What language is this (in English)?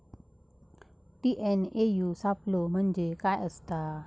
Marathi